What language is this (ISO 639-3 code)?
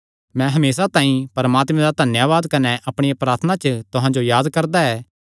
xnr